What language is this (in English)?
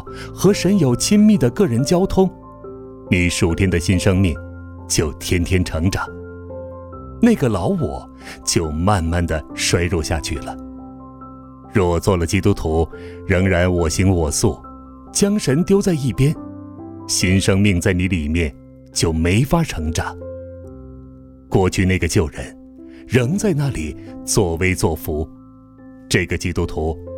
Chinese